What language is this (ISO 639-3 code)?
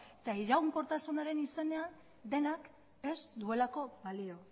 eus